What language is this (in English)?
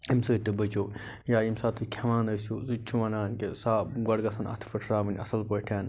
Kashmiri